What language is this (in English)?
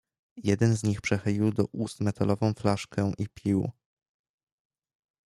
Polish